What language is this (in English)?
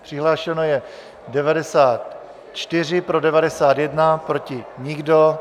Czech